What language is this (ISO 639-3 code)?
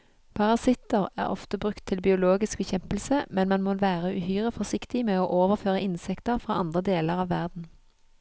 nor